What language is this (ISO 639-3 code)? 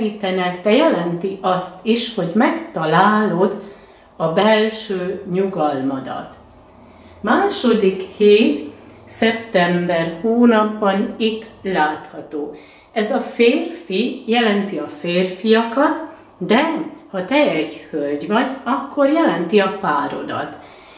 hun